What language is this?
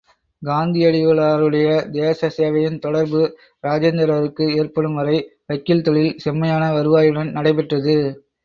Tamil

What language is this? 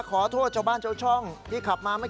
Thai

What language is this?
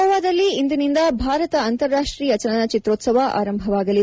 Kannada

